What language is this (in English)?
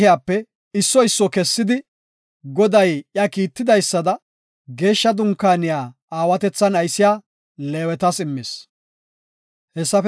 Gofa